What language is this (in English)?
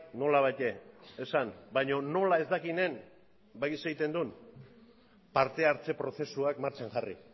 Basque